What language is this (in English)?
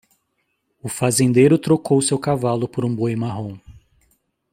Portuguese